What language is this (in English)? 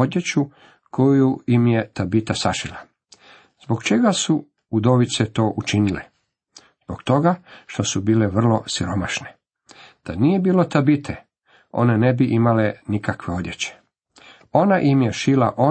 Croatian